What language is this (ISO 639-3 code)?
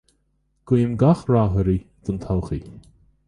gle